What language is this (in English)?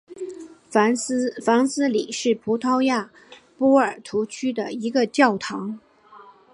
Chinese